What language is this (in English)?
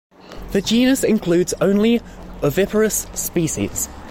English